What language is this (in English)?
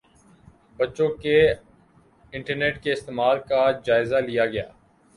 Urdu